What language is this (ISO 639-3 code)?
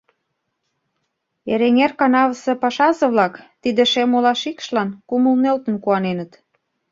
chm